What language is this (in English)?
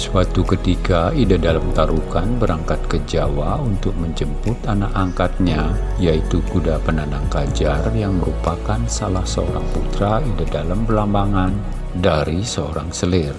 Indonesian